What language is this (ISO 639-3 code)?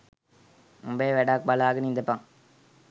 sin